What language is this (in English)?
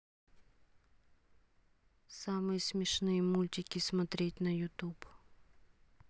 Russian